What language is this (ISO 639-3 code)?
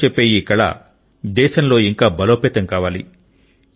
tel